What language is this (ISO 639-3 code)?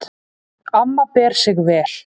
isl